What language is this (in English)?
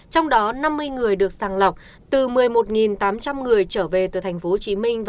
Vietnamese